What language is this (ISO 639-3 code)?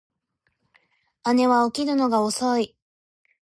jpn